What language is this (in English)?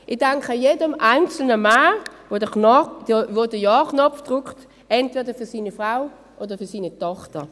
Swiss German